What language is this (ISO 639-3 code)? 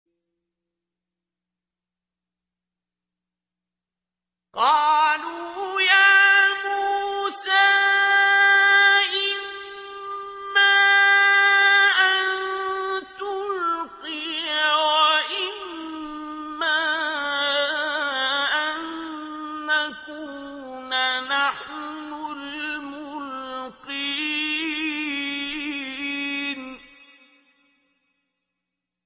ara